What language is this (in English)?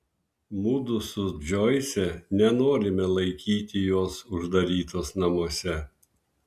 Lithuanian